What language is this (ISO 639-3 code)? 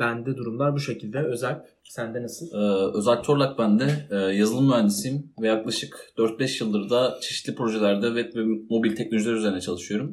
tur